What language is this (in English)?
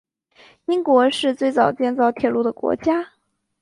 Chinese